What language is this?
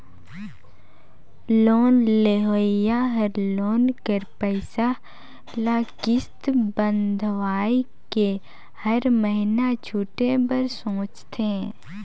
Chhattisgarhi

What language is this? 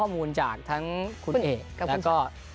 Thai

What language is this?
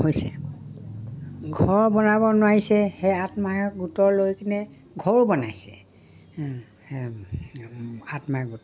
Assamese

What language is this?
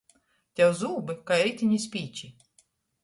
Latgalian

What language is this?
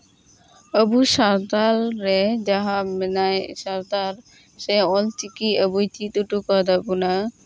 Santali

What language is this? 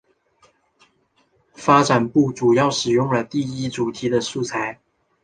Chinese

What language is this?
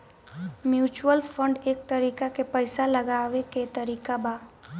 Bhojpuri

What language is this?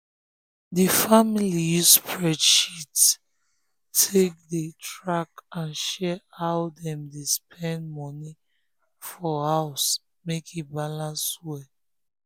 Nigerian Pidgin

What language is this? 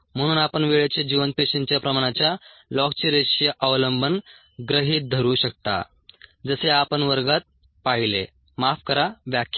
Marathi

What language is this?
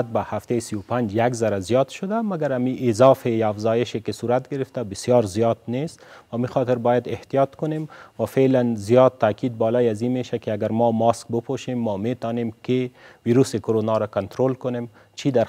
Persian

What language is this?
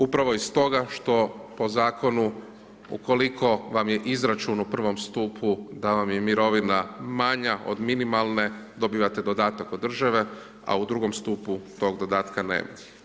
Croatian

